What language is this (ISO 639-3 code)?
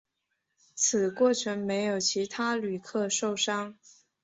zho